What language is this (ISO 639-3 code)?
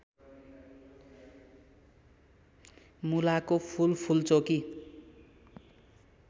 nep